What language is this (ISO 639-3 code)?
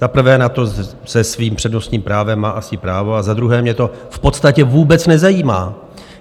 ces